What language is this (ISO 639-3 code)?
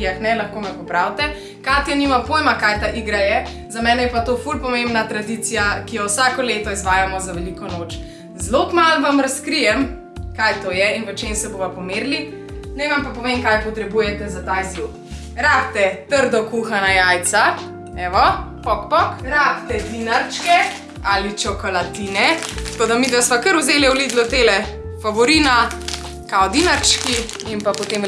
slv